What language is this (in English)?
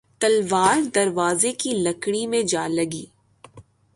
Urdu